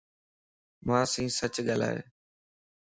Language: Lasi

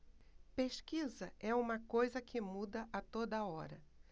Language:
Portuguese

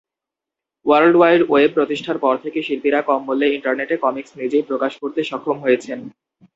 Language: Bangla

